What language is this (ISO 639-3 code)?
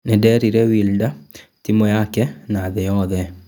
kik